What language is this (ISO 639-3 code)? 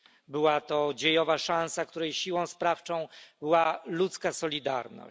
pol